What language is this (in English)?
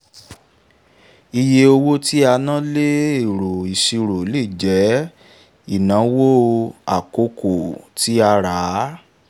Yoruba